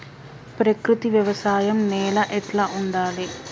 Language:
Telugu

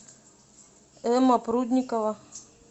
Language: Russian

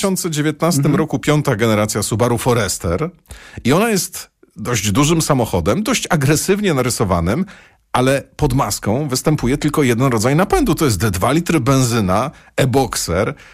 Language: Polish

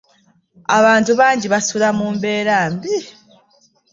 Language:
Ganda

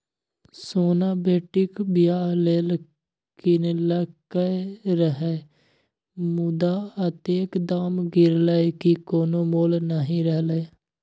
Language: Maithili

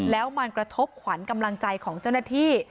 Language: Thai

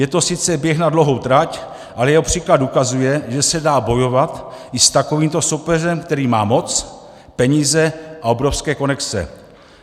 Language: Czech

